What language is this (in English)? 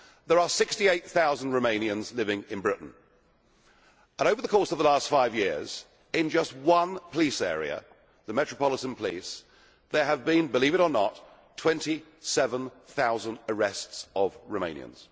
English